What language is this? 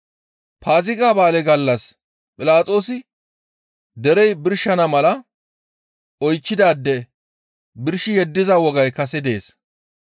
Gamo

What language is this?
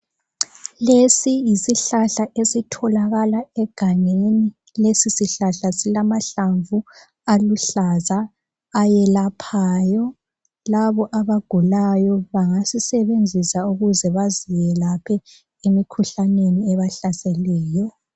North Ndebele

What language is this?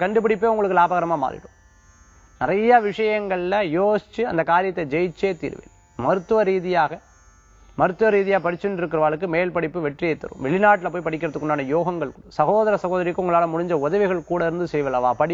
Korean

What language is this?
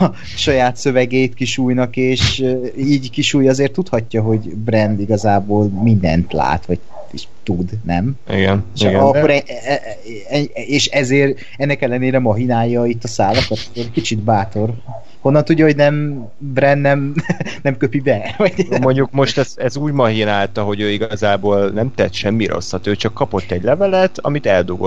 Hungarian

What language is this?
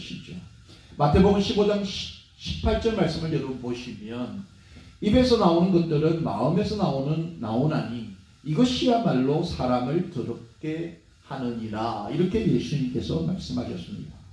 Korean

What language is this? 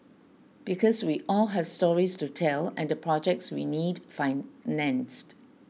English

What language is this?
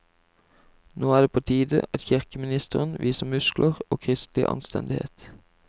Norwegian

